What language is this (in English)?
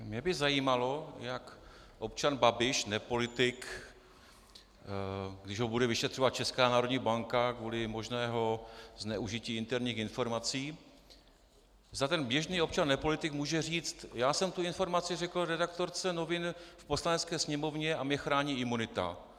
Czech